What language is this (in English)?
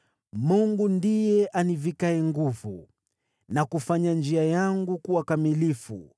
Swahili